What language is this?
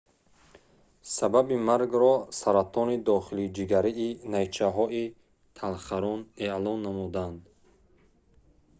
Tajik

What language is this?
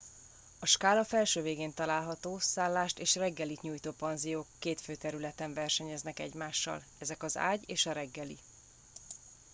Hungarian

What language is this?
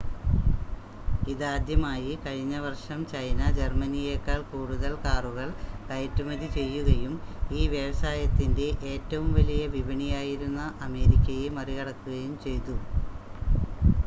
Malayalam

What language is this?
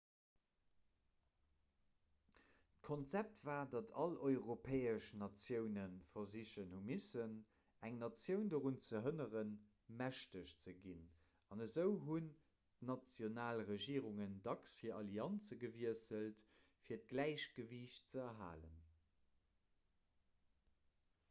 Luxembourgish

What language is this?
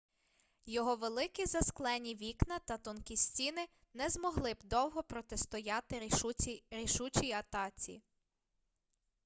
Ukrainian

